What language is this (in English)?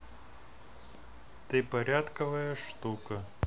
Russian